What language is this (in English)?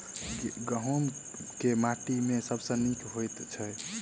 Maithili